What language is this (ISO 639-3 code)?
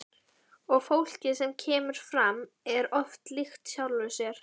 isl